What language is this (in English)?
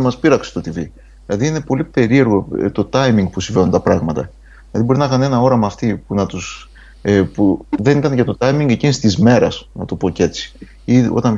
Greek